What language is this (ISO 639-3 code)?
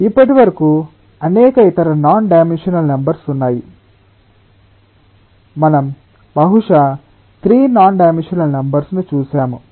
tel